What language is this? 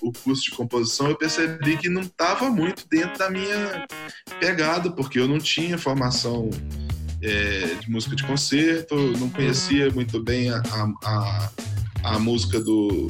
Portuguese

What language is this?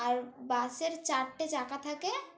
Bangla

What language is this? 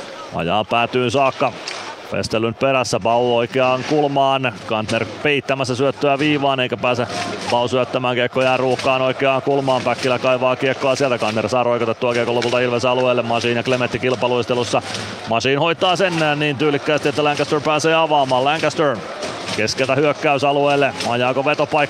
Finnish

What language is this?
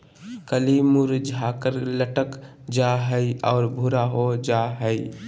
Magahi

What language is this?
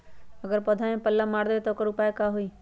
Magahi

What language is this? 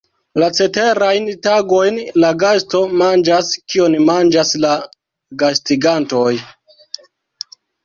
Esperanto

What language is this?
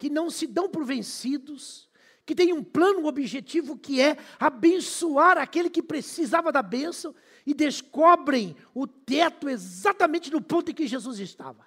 Portuguese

